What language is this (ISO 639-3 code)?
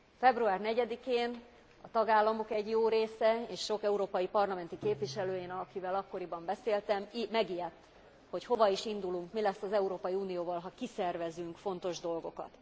hun